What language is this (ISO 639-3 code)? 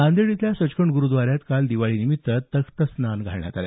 mar